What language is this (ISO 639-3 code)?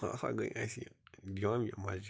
kas